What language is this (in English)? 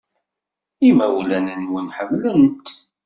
Kabyle